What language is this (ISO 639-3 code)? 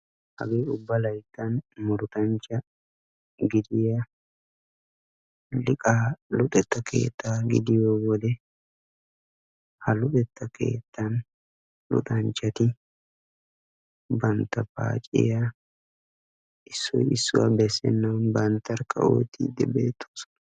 wal